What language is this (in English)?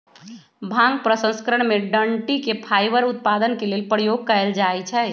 Magahi